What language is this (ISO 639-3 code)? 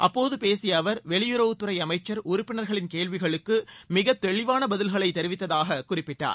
tam